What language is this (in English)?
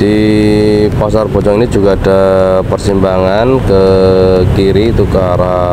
Indonesian